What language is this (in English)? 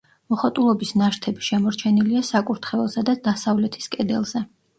Georgian